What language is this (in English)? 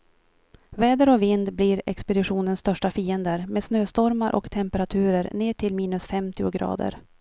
Swedish